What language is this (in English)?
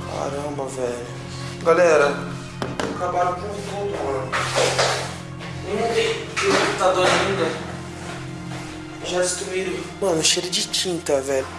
Portuguese